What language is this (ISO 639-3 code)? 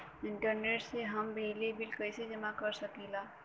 bho